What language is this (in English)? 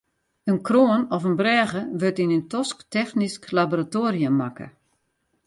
Western Frisian